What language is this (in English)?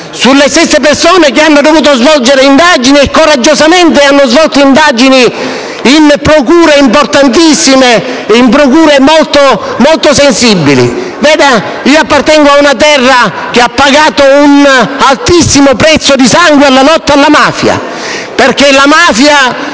Italian